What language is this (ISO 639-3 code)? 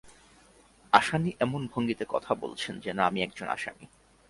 ben